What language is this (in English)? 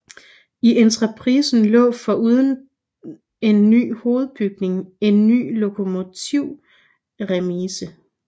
Danish